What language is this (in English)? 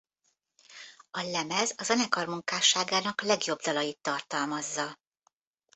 Hungarian